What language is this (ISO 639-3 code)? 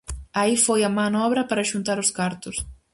glg